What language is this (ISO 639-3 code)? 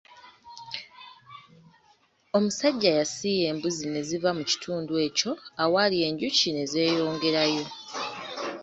lug